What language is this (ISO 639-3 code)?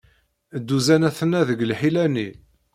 kab